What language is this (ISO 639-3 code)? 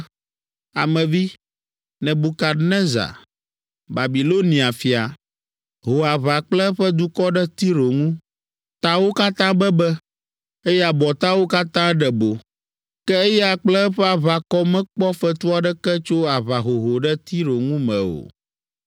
ewe